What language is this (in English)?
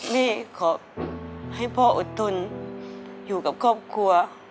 Thai